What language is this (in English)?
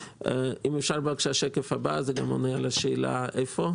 Hebrew